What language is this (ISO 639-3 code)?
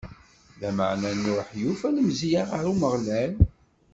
kab